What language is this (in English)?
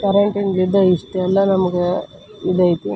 Kannada